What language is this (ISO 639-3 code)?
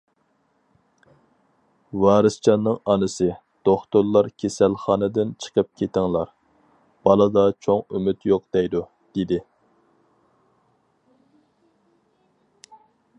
uig